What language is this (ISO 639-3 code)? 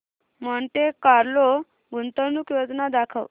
mar